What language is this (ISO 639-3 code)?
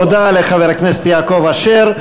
heb